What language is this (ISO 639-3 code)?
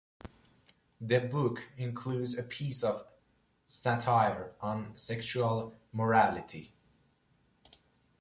eng